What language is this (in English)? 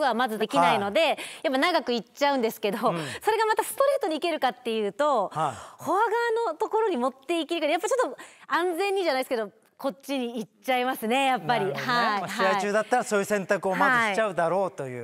Japanese